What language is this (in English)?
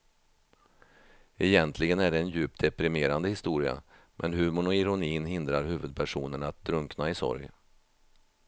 Swedish